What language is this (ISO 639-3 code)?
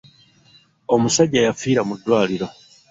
lug